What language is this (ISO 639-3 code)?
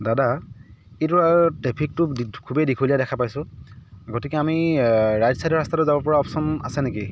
asm